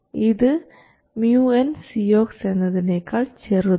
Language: Malayalam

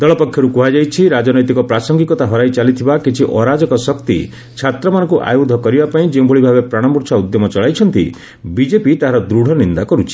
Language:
Odia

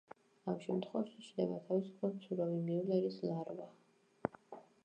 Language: Georgian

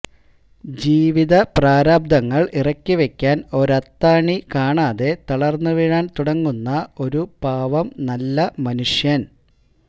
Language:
Malayalam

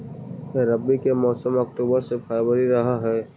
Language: Magahi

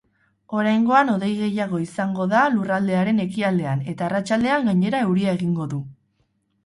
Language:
Basque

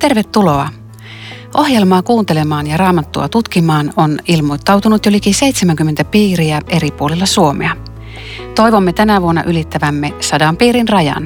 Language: Finnish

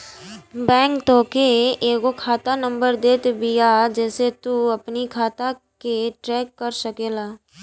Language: Bhojpuri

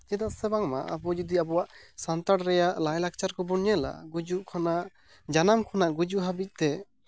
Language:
Santali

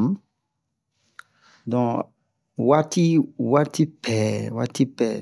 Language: Bomu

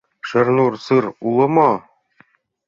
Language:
Mari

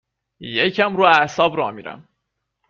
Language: Persian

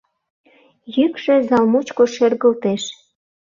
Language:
Mari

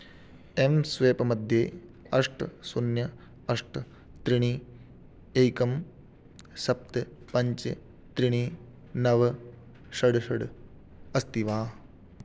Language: Sanskrit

